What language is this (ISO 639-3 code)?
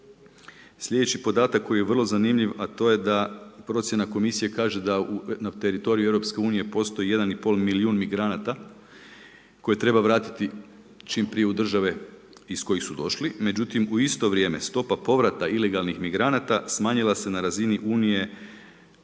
hrv